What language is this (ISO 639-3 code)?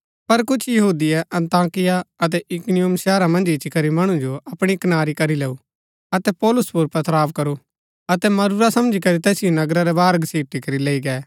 gbk